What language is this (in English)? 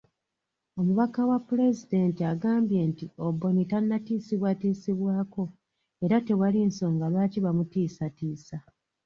Ganda